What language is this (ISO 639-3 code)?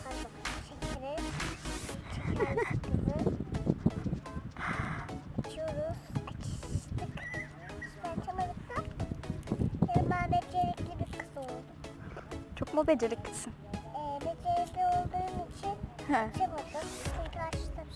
tur